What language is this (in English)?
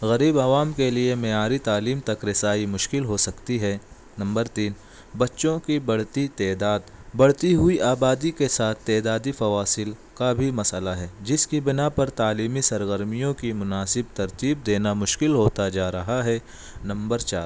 Urdu